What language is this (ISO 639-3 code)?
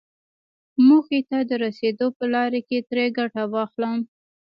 pus